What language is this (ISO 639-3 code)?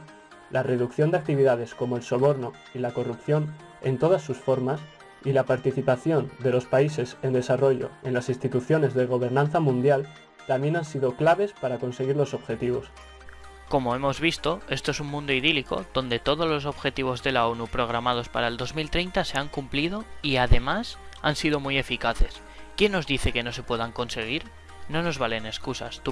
spa